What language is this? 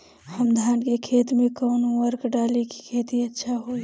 Bhojpuri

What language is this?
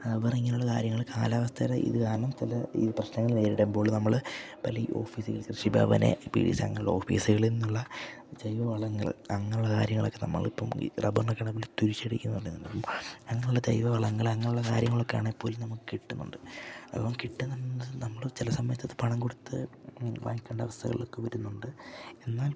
Malayalam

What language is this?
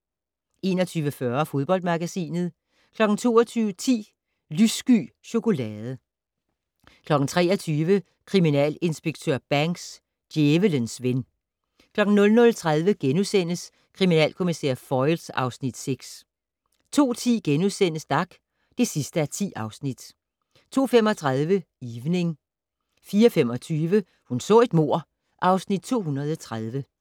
Danish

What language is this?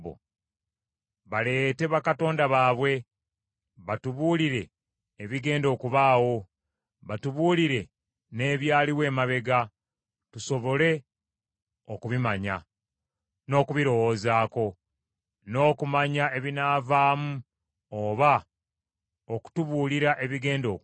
Ganda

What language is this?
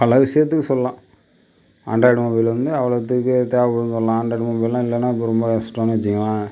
Tamil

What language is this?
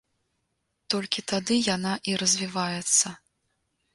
Belarusian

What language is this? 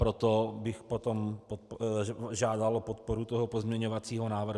Czech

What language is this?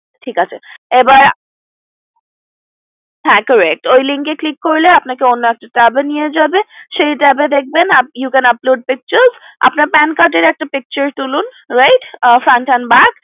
Bangla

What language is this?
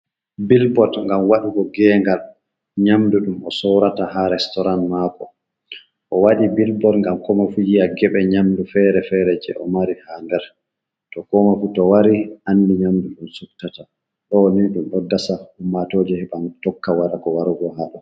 Fula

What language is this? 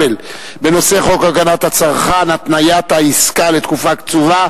Hebrew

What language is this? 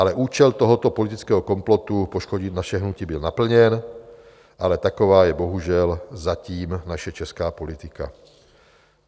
Czech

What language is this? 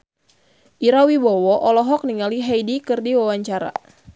Sundanese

